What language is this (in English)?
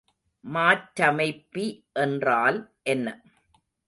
Tamil